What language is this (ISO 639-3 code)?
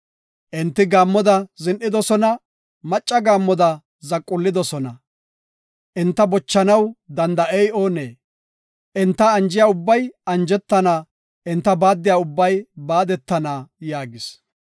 gof